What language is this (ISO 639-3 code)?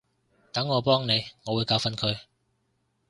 yue